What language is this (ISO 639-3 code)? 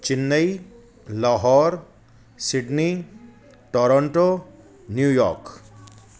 snd